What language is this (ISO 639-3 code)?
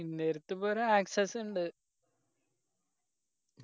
mal